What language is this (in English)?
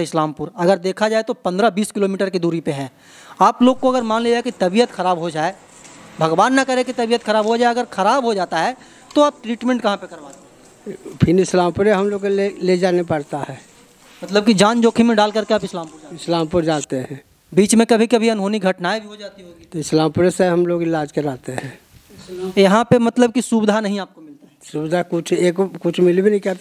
Hindi